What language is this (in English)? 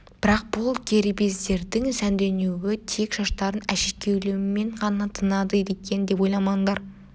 Kazakh